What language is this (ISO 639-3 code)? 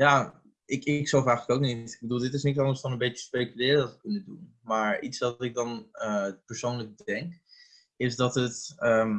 nld